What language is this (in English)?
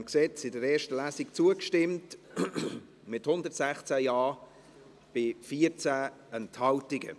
Swiss German